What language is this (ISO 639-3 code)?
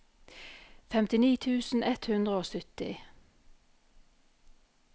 nor